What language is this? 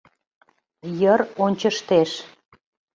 Mari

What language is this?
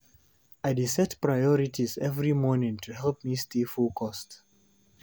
Nigerian Pidgin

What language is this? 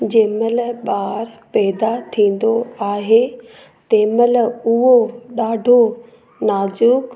Sindhi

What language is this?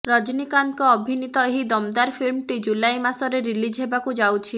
Odia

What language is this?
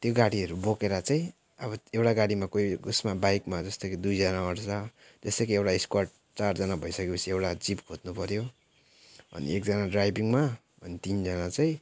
Nepali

